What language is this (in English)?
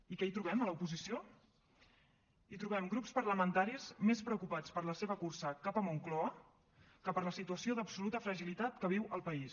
Catalan